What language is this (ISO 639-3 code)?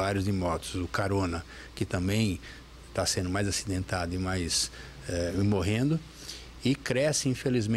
por